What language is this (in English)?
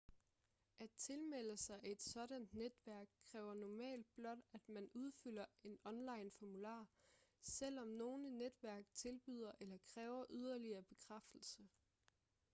Danish